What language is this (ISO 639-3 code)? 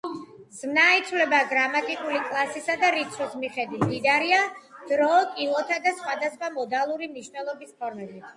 kat